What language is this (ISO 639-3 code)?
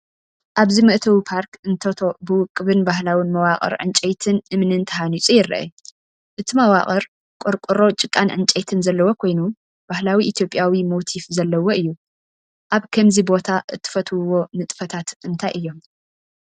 tir